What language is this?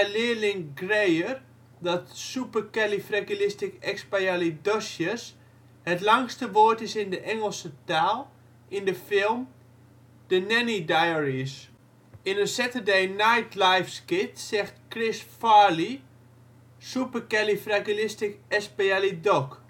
Dutch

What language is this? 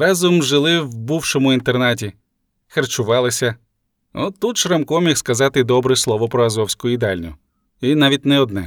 Ukrainian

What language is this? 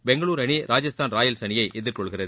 Tamil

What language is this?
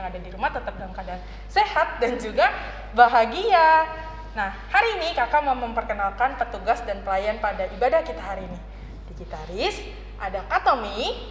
Indonesian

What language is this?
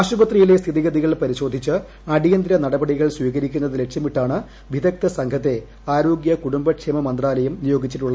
Malayalam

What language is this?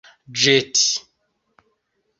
Esperanto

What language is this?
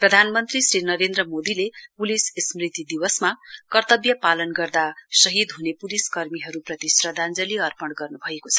Nepali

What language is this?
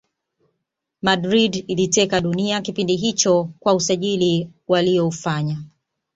Swahili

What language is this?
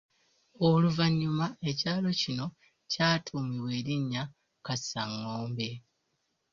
Ganda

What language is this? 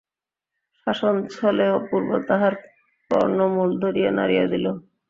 Bangla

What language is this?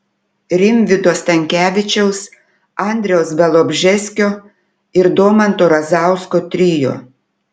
Lithuanian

